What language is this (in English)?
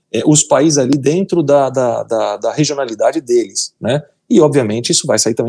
Portuguese